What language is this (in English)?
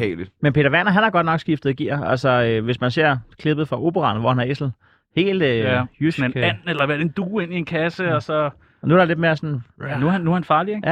Danish